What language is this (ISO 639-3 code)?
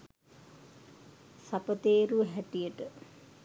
sin